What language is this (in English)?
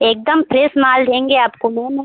Hindi